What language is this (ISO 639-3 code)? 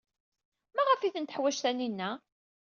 kab